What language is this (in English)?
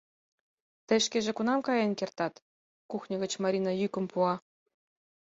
Mari